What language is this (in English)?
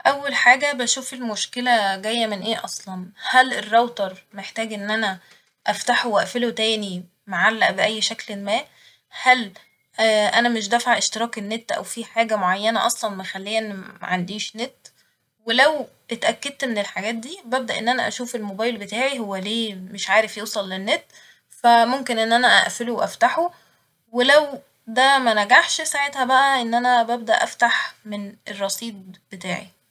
Egyptian Arabic